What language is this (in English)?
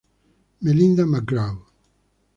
Italian